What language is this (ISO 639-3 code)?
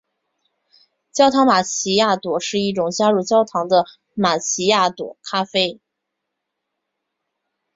zho